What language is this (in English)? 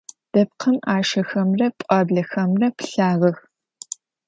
Adyghe